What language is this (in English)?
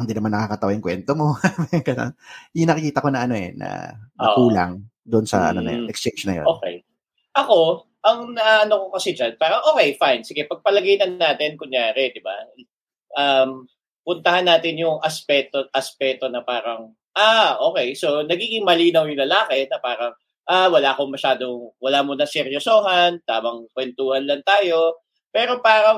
Filipino